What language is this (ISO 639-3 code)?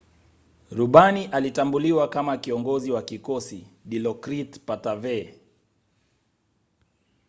swa